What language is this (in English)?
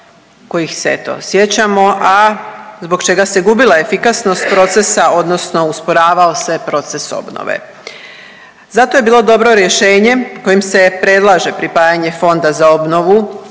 Croatian